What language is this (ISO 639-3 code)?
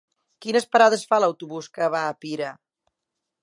cat